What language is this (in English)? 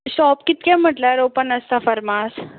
Konkani